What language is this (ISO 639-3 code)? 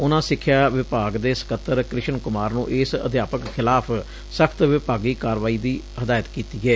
pan